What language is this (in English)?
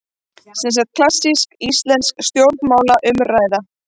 Icelandic